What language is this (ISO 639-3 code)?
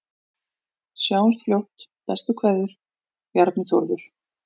isl